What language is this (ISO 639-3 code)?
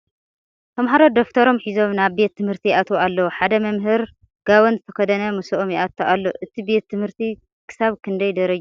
tir